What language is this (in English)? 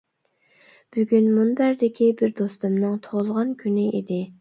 Uyghur